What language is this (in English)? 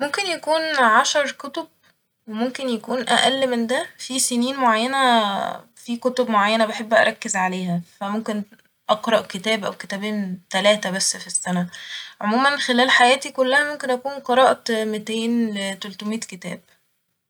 Egyptian Arabic